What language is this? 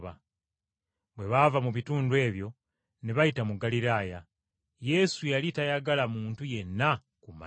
Ganda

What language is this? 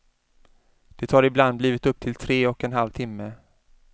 Swedish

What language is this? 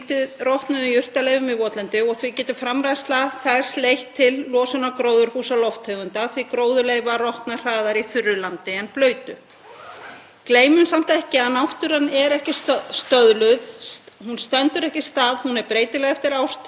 Icelandic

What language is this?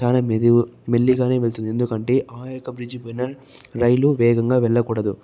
Telugu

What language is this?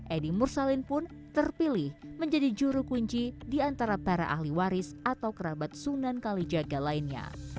Indonesian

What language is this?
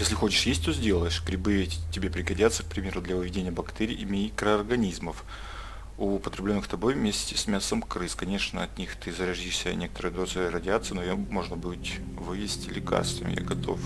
Russian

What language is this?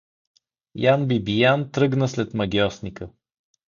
Bulgarian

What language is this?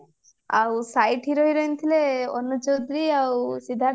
Odia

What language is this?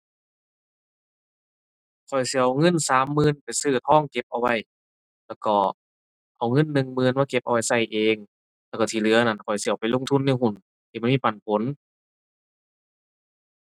Thai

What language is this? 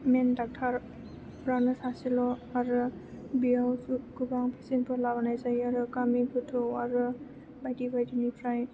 Bodo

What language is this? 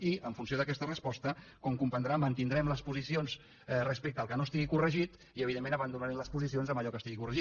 Catalan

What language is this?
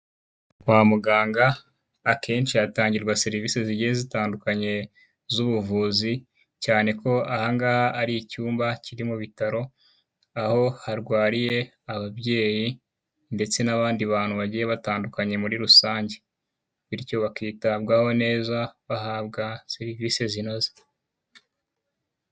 Kinyarwanda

